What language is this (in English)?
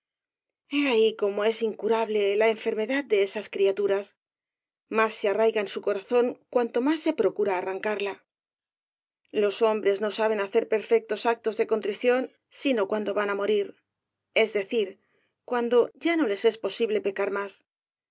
Spanish